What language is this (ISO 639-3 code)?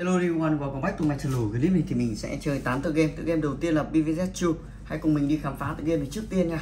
vie